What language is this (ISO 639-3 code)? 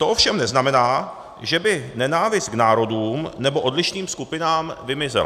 ces